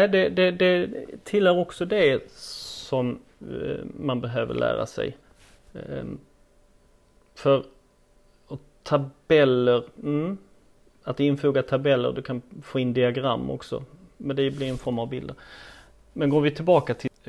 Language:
Swedish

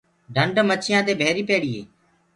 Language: Gurgula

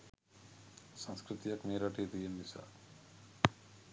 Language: Sinhala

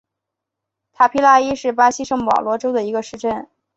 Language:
Chinese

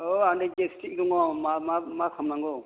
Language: Bodo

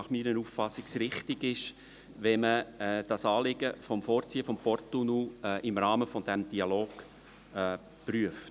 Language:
Swiss German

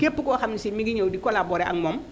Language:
Wolof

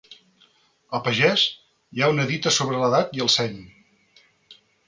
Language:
Catalan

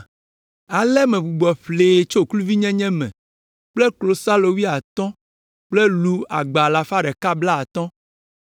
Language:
Ewe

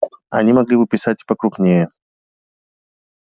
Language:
Russian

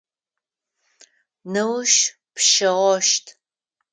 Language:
Adyghe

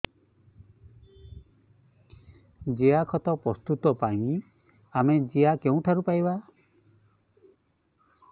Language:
Odia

